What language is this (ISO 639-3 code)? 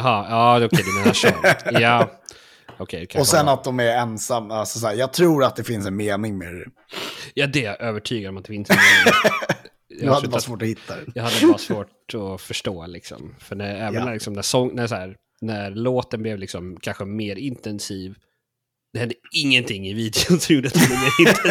swe